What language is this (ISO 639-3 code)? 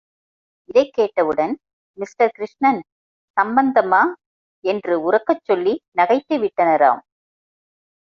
tam